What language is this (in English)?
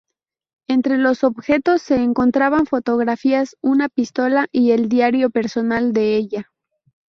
Spanish